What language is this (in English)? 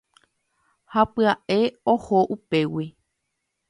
Guarani